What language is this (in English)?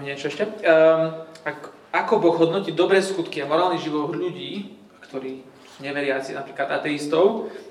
Slovak